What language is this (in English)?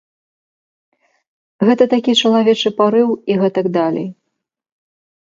Belarusian